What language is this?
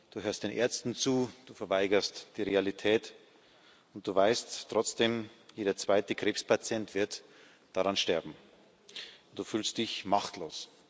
German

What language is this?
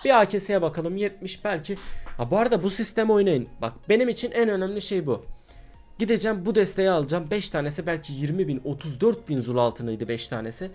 Turkish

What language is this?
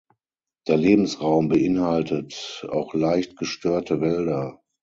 German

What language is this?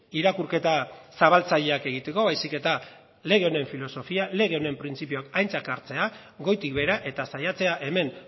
Basque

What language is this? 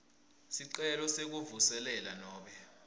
Swati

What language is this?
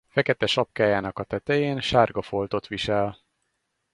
Hungarian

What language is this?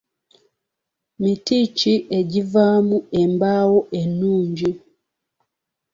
Ganda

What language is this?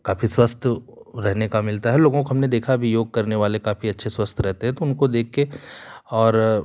Hindi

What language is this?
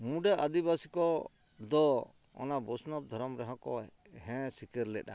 Santali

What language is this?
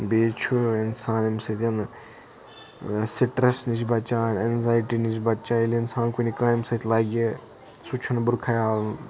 Kashmiri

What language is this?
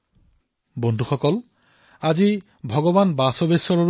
Assamese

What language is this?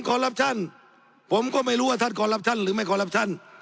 Thai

